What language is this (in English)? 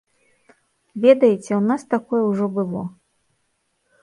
Belarusian